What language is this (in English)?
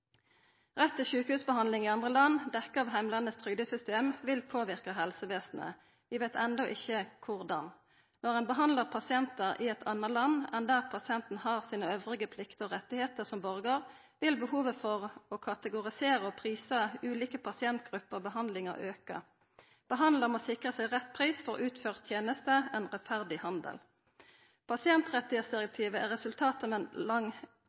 Norwegian Nynorsk